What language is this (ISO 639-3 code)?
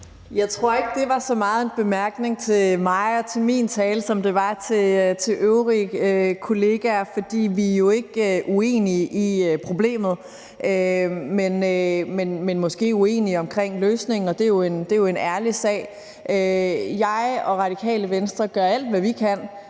dan